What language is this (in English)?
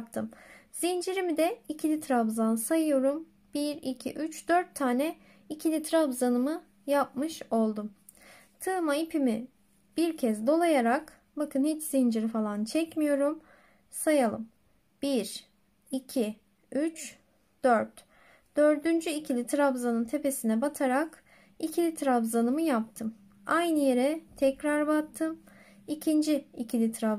Turkish